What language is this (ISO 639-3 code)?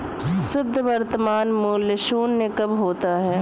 hin